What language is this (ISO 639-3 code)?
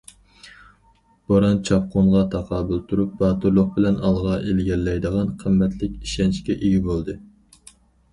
uig